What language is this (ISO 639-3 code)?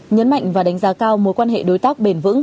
vie